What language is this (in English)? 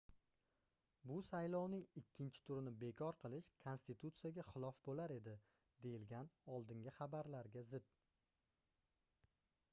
Uzbek